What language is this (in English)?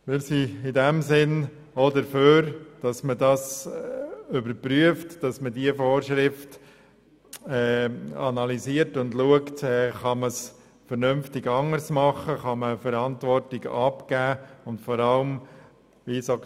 Swiss German